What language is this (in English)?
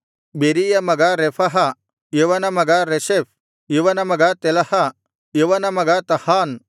Kannada